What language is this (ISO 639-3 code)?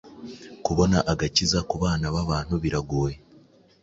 kin